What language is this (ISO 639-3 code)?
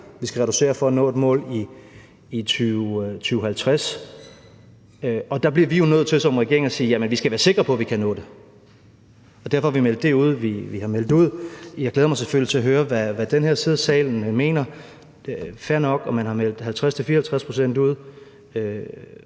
dan